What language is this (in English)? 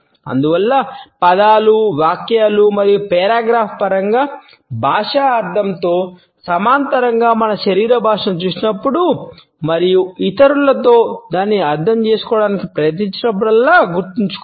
Telugu